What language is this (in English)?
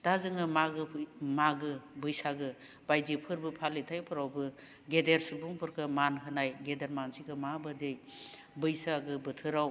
Bodo